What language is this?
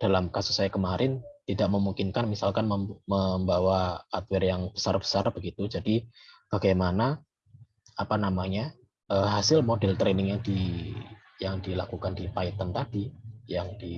Indonesian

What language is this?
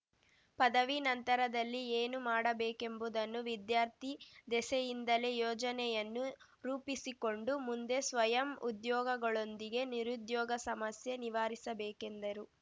Kannada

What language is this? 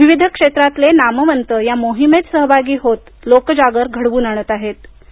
Marathi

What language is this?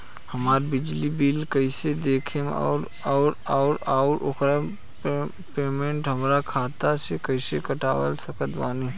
Bhojpuri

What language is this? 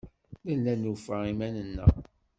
Kabyle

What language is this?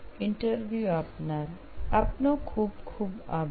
Gujarati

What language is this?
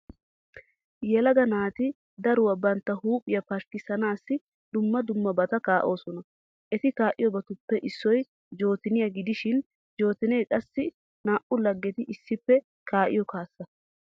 Wolaytta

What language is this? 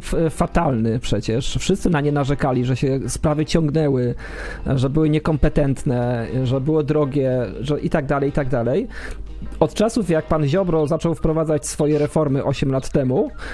Polish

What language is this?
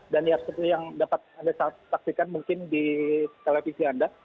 Indonesian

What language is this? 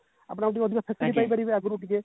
Odia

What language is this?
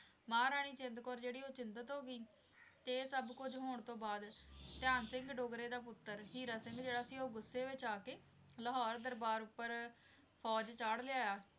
Punjabi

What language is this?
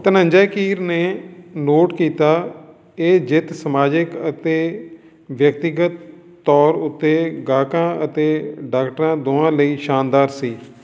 Punjabi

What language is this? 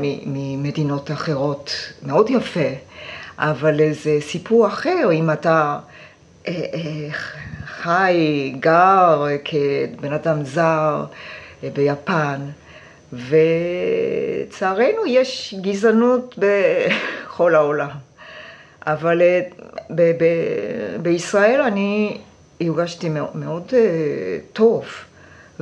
Hebrew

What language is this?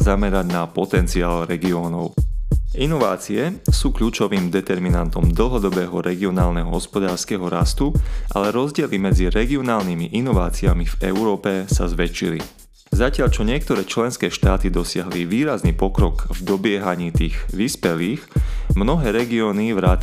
Slovak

